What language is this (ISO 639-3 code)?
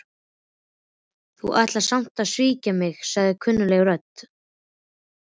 isl